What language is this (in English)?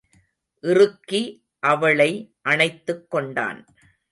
Tamil